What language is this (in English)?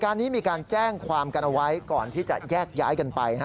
Thai